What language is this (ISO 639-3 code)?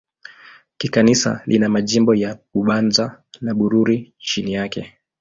swa